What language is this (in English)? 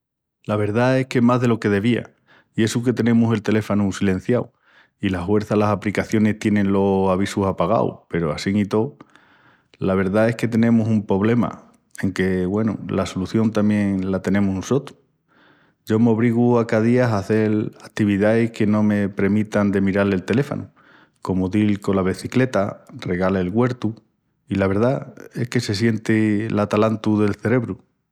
Extremaduran